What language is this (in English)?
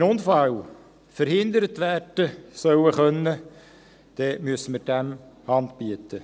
Swiss German